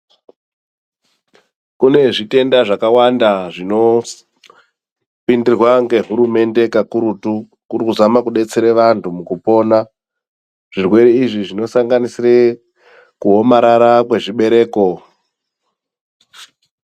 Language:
Ndau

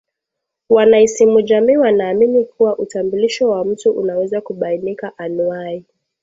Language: Swahili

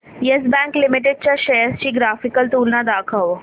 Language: Marathi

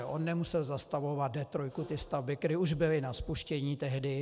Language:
Czech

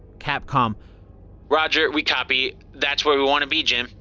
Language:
English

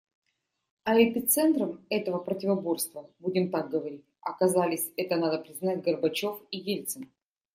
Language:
Russian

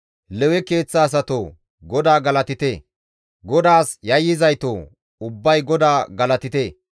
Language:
Gamo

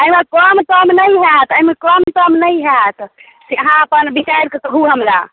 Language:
Maithili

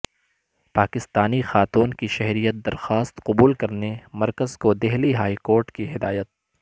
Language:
Urdu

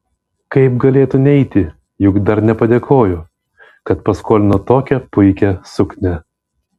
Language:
Lithuanian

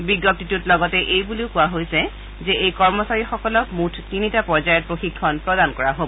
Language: Assamese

